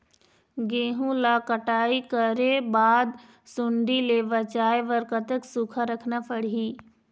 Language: Chhattisgarhi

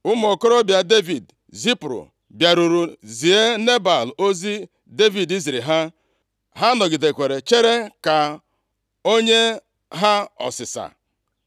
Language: Igbo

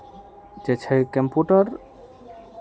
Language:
Maithili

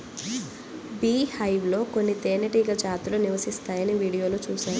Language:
Telugu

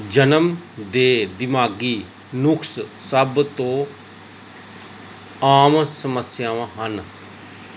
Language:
Punjabi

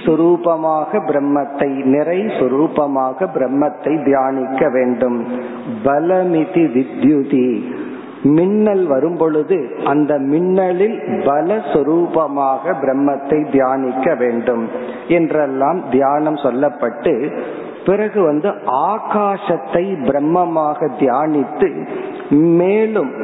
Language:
Tamil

